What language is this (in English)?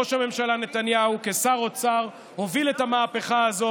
Hebrew